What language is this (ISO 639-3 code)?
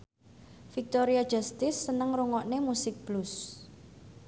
jav